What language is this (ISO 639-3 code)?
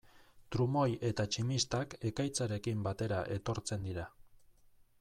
eus